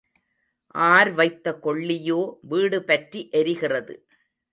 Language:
Tamil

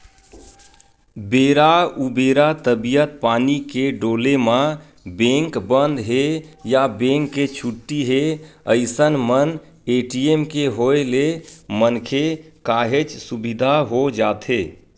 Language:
Chhattisgarhi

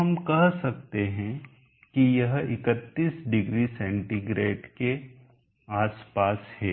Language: Hindi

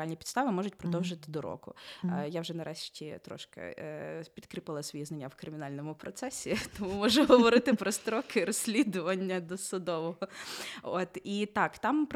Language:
Ukrainian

